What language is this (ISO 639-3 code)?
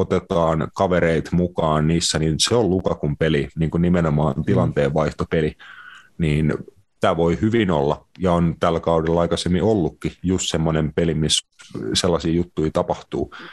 fin